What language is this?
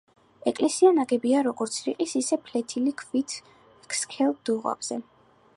Georgian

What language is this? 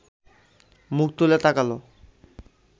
Bangla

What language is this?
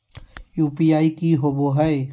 Magahi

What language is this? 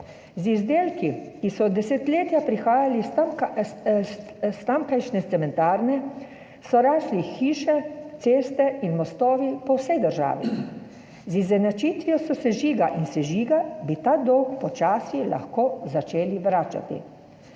Slovenian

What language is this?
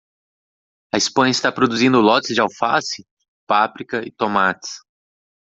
Portuguese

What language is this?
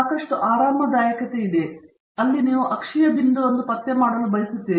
Kannada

